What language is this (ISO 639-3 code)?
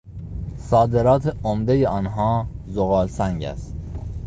fas